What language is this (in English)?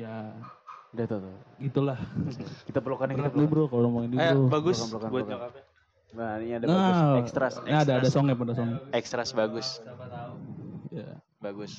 Indonesian